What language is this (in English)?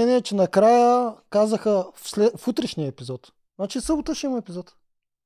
Bulgarian